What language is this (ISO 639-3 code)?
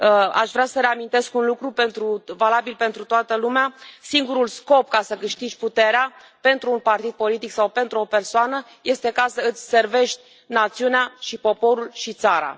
ron